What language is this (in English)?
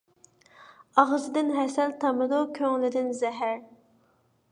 Uyghur